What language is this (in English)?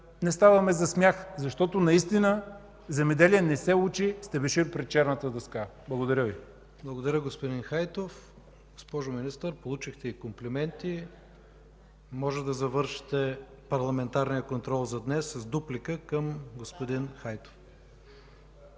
Bulgarian